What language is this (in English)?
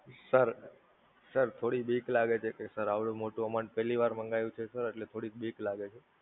Gujarati